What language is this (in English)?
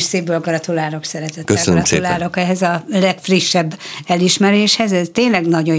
Hungarian